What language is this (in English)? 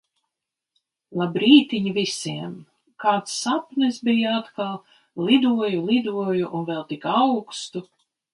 Latvian